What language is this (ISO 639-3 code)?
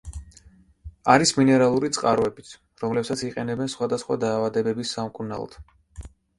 kat